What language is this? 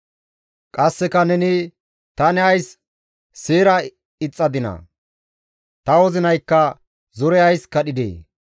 Gamo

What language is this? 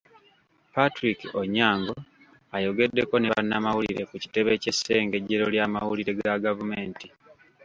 Ganda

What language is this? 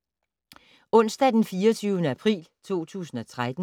Danish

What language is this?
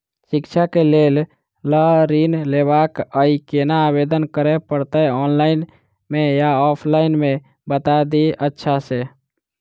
Maithili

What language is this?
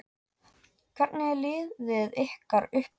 Icelandic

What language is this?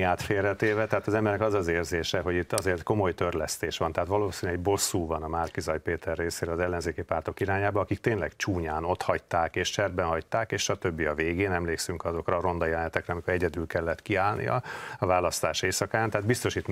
Hungarian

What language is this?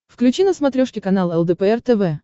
Russian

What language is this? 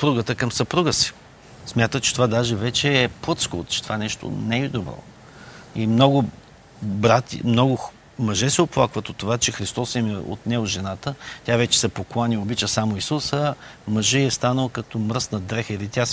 Bulgarian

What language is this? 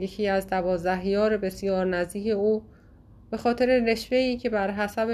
Persian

